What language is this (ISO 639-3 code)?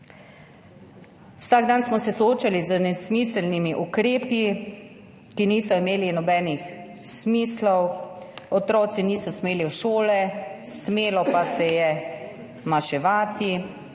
slv